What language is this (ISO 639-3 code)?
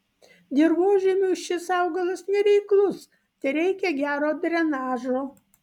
lit